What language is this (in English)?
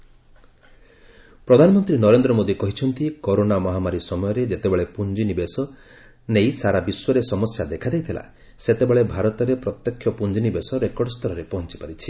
Odia